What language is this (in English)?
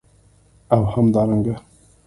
Pashto